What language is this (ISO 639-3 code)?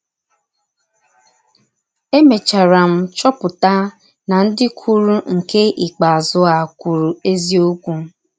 ibo